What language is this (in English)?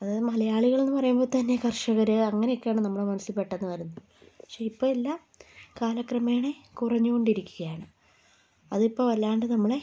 Malayalam